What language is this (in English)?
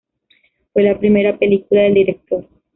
Spanish